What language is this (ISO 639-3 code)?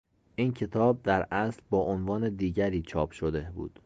fas